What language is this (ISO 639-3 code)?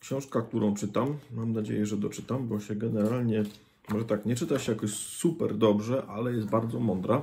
pol